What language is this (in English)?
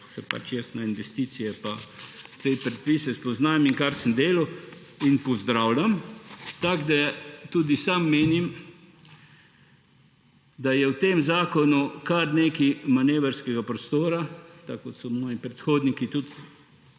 Slovenian